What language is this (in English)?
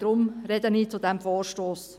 Swiss German